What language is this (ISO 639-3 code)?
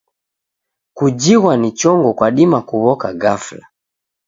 dav